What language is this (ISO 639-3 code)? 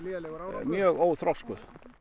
isl